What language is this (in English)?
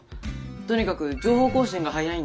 Japanese